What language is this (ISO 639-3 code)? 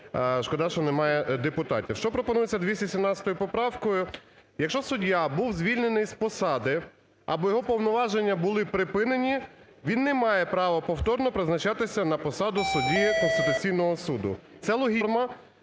ukr